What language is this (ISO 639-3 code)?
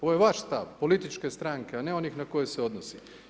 hrv